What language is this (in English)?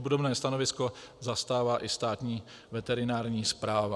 Czech